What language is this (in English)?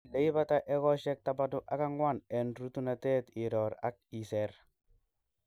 Kalenjin